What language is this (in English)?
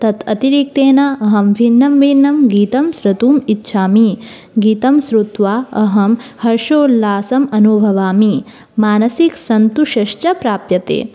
Sanskrit